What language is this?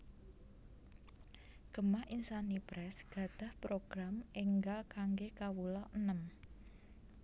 Javanese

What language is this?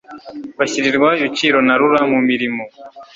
Kinyarwanda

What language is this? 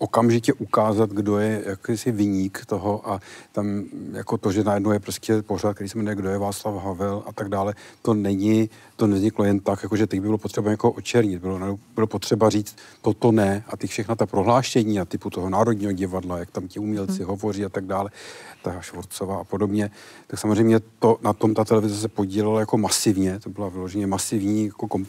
Czech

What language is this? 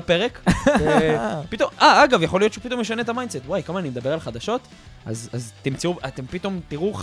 Hebrew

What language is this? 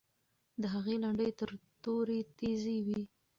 Pashto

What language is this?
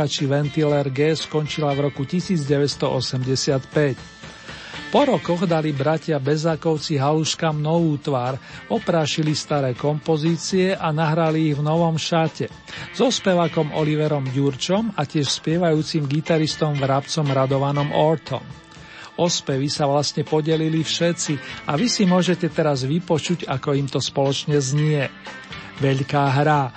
Slovak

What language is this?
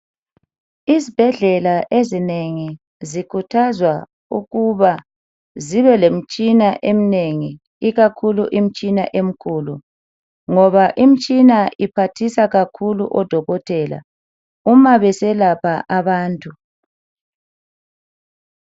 North Ndebele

